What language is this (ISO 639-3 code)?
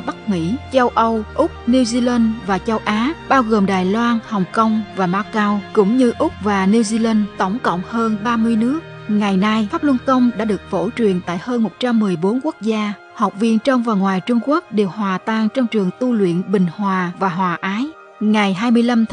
vie